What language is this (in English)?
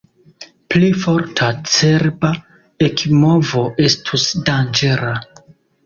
Esperanto